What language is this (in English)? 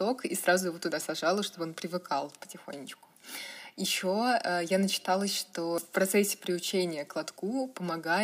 Russian